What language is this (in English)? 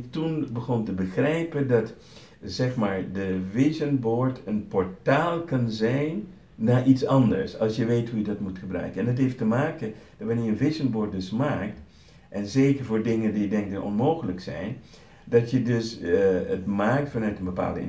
Dutch